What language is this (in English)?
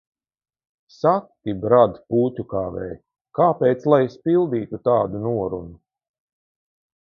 Latvian